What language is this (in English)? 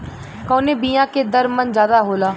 Bhojpuri